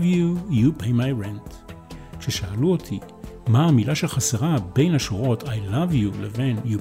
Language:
Hebrew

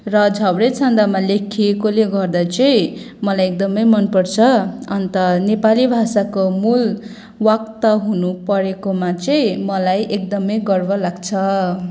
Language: Nepali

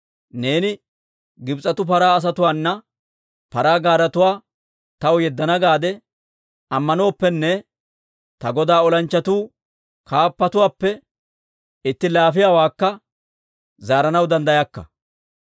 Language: Dawro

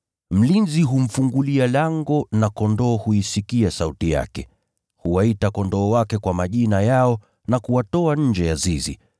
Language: Swahili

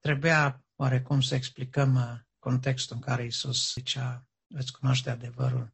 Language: Romanian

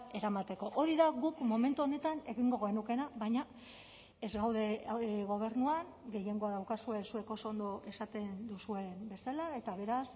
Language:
Basque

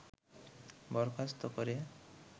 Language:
Bangla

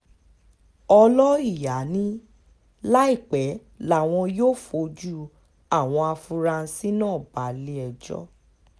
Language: Yoruba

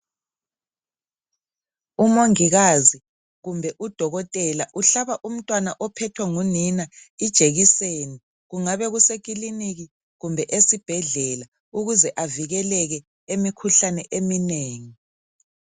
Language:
North Ndebele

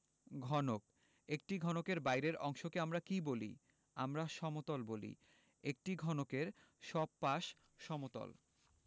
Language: Bangla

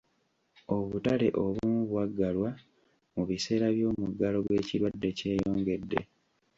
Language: Ganda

